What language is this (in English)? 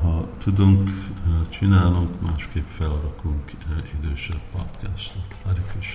Hungarian